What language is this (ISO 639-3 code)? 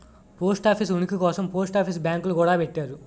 tel